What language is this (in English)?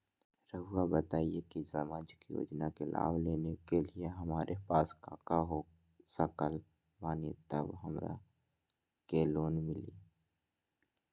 Magahi